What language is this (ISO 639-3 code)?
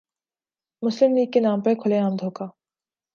urd